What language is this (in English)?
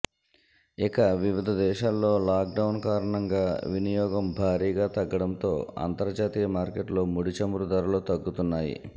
Telugu